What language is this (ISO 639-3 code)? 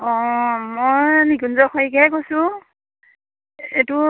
asm